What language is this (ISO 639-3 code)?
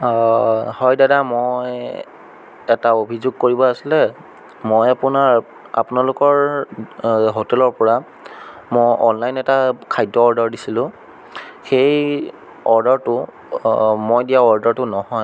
asm